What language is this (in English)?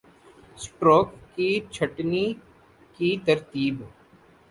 Urdu